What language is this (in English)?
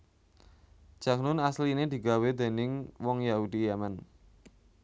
Javanese